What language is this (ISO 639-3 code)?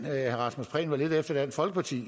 dan